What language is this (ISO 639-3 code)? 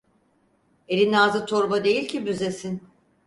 tur